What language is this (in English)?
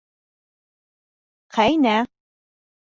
Bashkir